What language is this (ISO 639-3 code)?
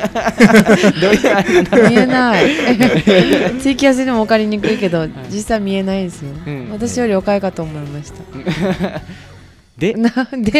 jpn